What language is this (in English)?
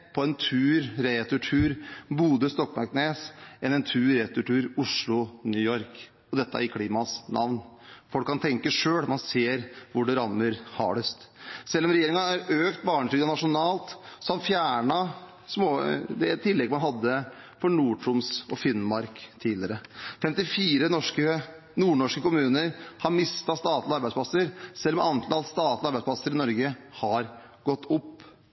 Norwegian Bokmål